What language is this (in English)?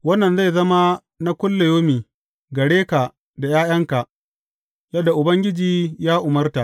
Hausa